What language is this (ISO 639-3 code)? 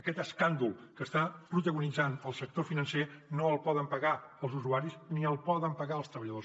cat